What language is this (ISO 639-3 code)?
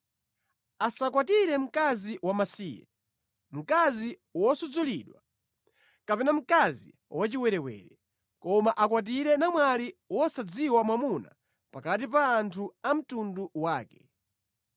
nya